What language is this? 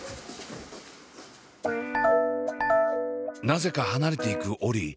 Japanese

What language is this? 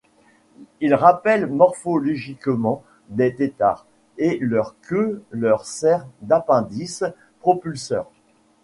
French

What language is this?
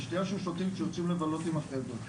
Hebrew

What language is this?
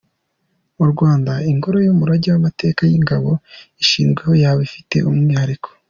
Kinyarwanda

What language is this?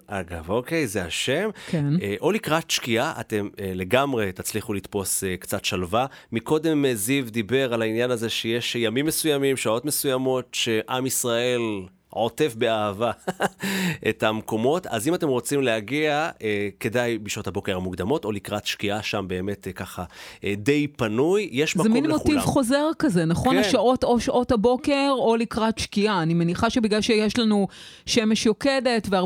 Hebrew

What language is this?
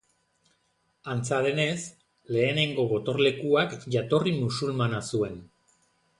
Basque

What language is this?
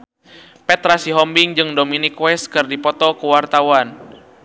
Sundanese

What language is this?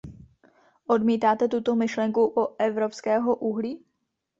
Czech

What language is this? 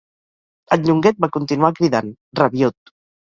Catalan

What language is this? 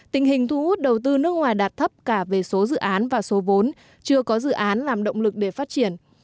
Vietnamese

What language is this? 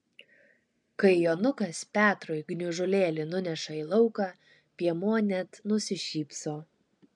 Lithuanian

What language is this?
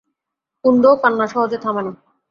Bangla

